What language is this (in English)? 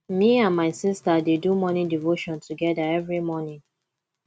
Nigerian Pidgin